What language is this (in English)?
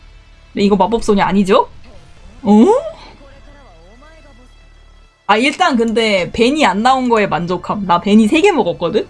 Korean